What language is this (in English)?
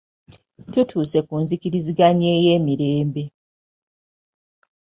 Ganda